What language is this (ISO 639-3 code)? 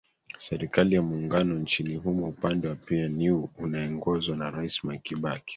swa